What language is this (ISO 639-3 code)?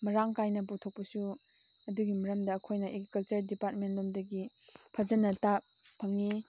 mni